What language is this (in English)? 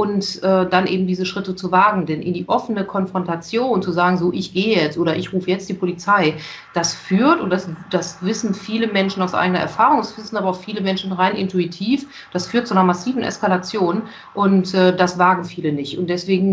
German